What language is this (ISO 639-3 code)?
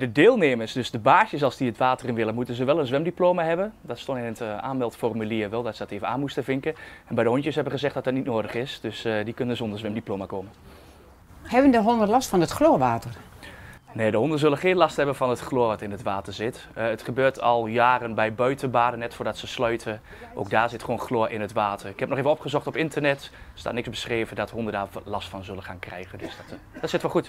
nld